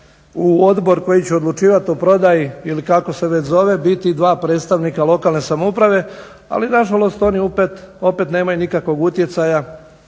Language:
Croatian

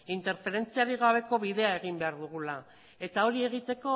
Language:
Basque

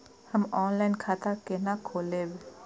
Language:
Maithili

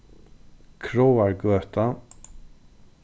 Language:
Faroese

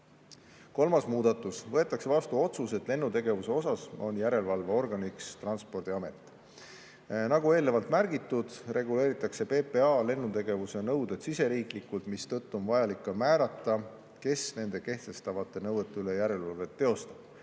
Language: Estonian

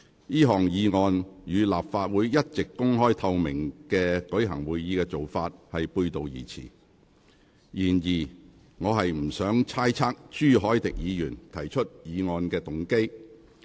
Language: Cantonese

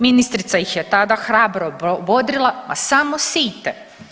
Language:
Croatian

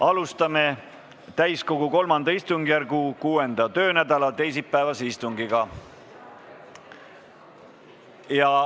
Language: Estonian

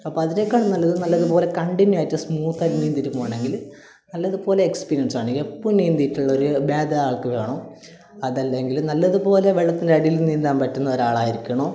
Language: Malayalam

